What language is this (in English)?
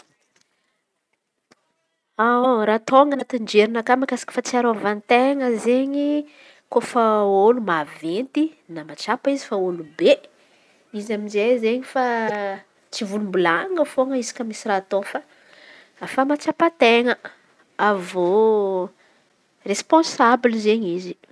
Antankarana Malagasy